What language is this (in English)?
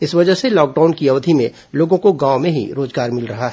Hindi